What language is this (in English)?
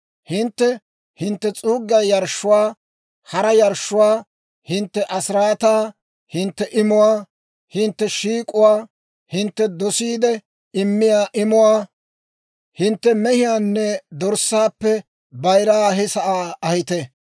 Dawro